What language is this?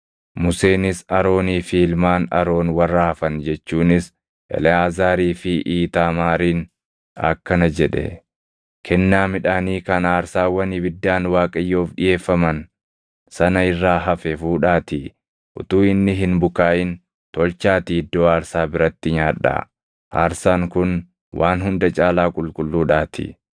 Oromo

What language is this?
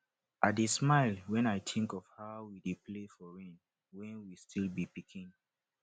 Nigerian Pidgin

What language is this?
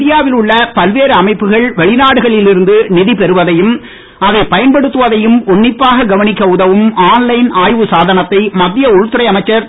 Tamil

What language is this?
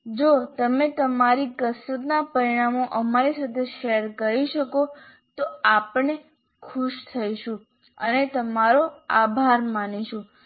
Gujarati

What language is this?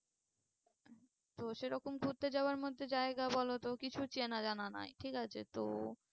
Bangla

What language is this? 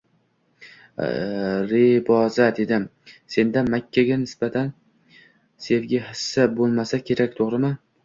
Uzbek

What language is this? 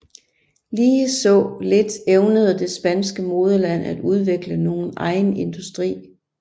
Danish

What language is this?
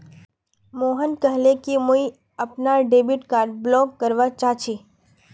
Magahi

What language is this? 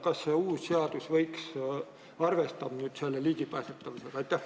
Estonian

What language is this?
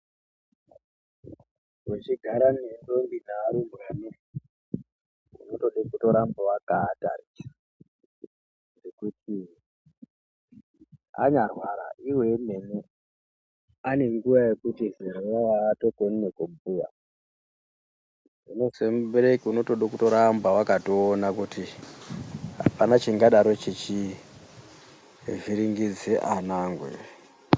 Ndau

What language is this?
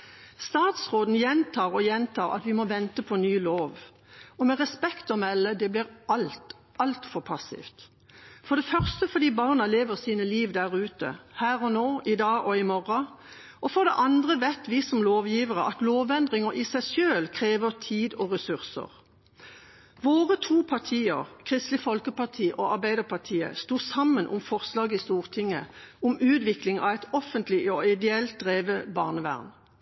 Norwegian Bokmål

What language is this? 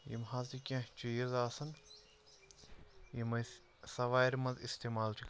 Kashmiri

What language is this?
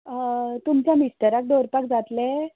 Konkani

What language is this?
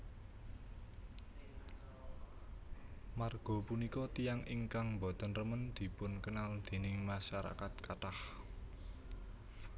Javanese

